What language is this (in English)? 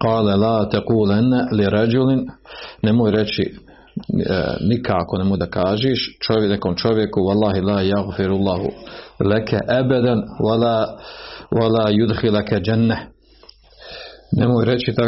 Croatian